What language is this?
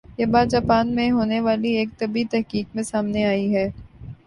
Urdu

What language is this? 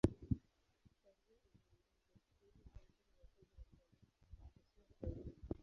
Swahili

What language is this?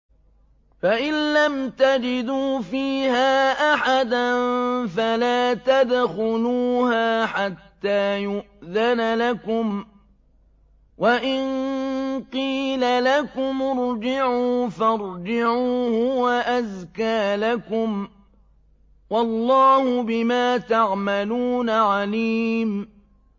Arabic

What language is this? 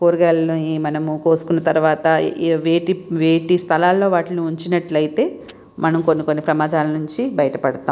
Telugu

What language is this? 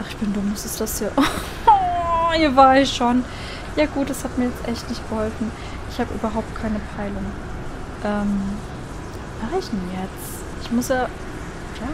German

